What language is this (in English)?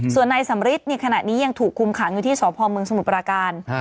Thai